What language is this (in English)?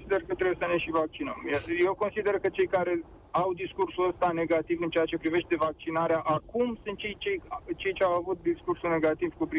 Romanian